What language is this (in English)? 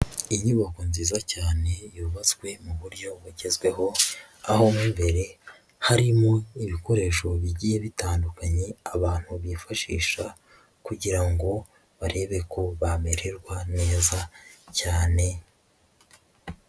Kinyarwanda